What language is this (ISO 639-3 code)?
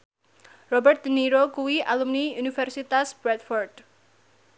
jav